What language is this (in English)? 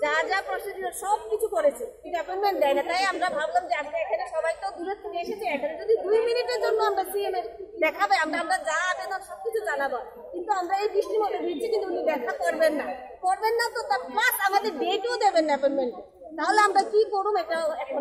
Romanian